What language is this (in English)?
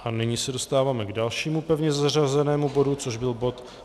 Czech